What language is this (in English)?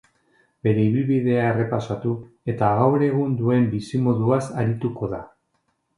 Basque